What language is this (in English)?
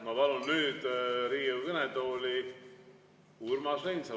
Estonian